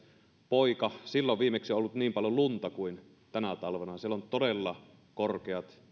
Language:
Finnish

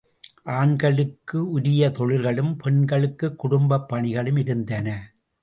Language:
Tamil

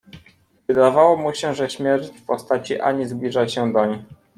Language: Polish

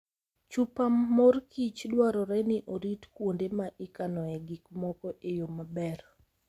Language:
Luo (Kenya and Tanzania)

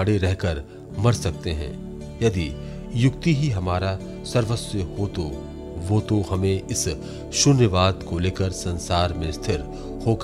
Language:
Hindi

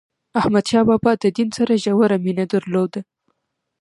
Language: Pashto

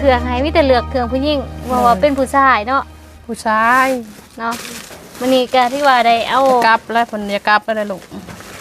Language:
Thai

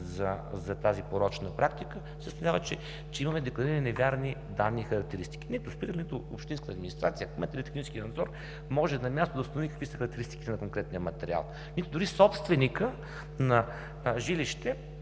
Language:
Bulgarian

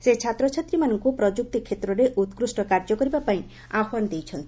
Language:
Odia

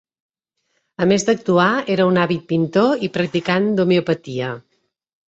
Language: Catalan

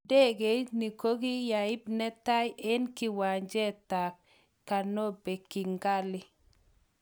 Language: Kalenjin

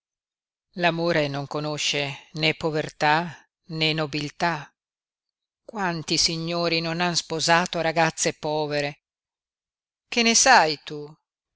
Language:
Italian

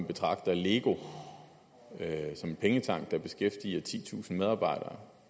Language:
Danish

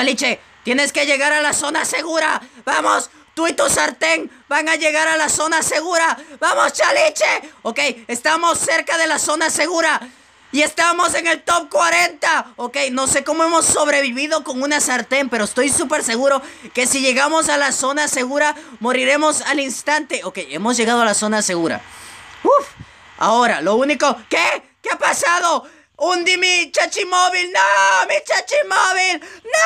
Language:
Spanish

